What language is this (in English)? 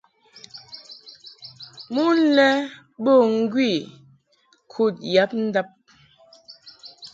Mungaka